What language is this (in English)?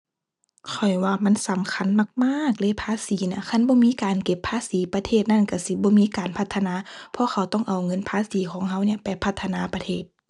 Thai